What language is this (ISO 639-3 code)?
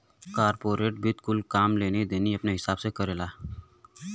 bho